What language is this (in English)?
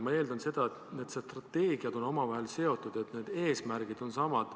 Estonian